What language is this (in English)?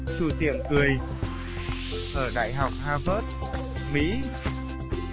Vietnamese